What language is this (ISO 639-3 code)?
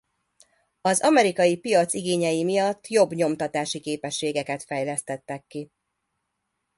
hun